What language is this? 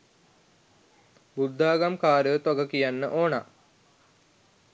Sinhala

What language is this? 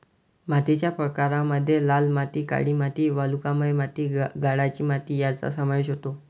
Marathi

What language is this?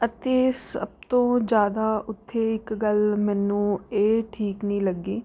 Punjabi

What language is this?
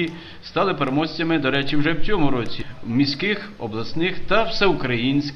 Ukrainian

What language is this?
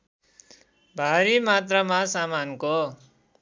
Nepali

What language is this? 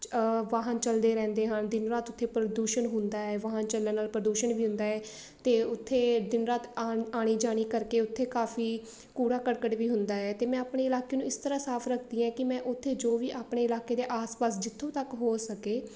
Punjabi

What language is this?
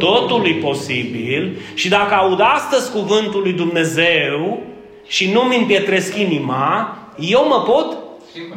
Romanian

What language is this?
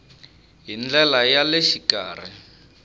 Tsonga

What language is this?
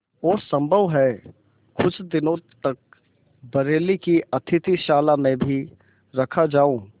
Hindi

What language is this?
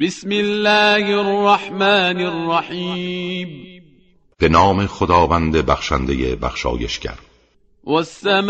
Persian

